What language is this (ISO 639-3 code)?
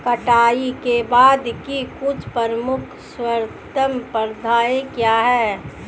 hin